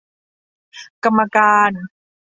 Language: Thai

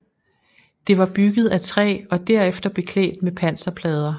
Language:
Danish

